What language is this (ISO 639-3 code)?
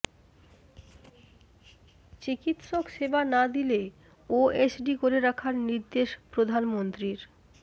ben